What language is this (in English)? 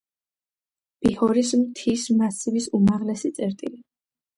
Georgian